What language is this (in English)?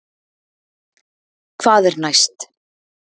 Icelandic